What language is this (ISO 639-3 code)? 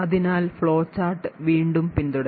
mal